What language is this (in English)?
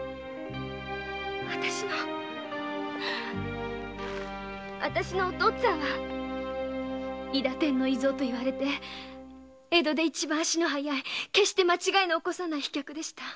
Japanese